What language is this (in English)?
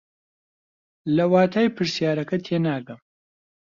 Central Kurdish